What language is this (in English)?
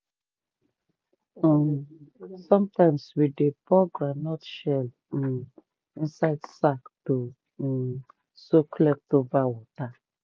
Nigerian Pidgin